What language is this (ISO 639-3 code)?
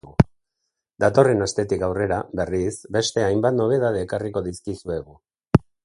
eus